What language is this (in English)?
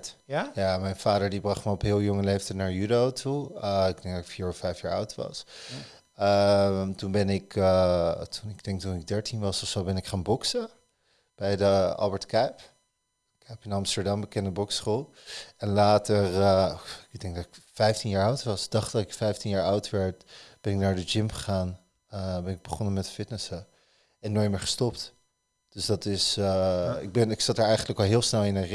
Dutch